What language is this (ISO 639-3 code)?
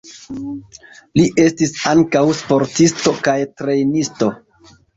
epo